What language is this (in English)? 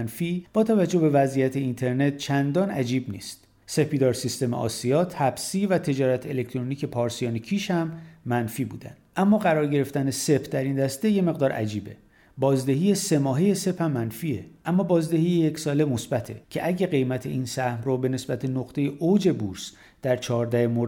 Persian